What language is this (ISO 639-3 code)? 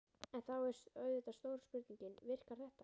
isl